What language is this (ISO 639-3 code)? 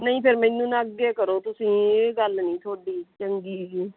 pan